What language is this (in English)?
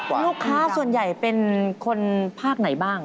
Thai